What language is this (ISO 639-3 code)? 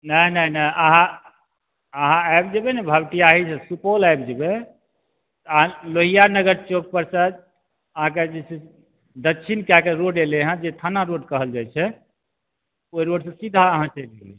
mai